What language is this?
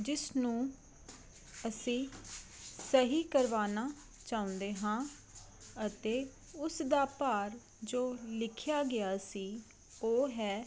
Punjabi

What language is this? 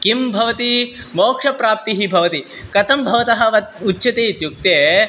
Sanskrit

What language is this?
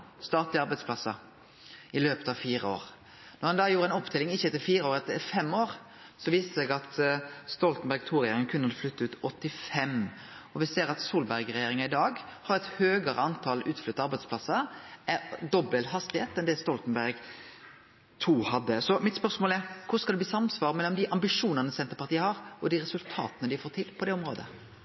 Norwegian Nynorsk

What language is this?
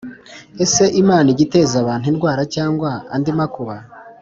Kinyarwanda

